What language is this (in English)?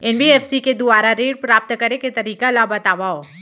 Chhattisgarhi